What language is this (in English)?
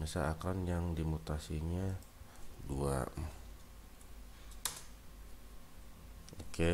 Indonesian